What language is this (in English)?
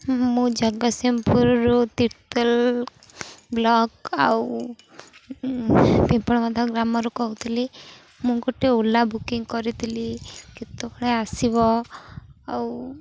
Odia